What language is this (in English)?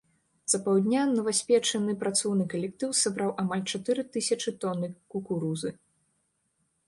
Belarusian